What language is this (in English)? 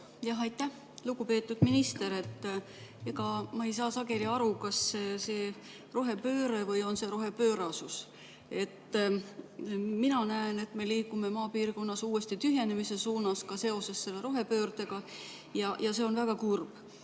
Estonian